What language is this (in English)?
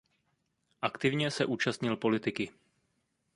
Czech